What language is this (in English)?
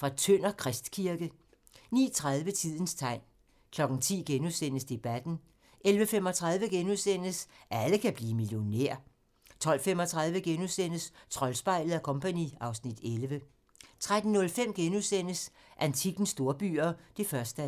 Danish